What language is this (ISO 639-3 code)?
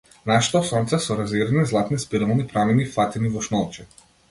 mkd